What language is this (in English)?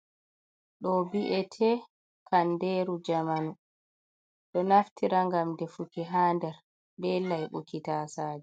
Fula